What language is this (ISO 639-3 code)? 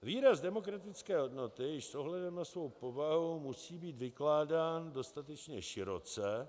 ces